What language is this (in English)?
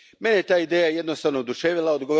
Croatian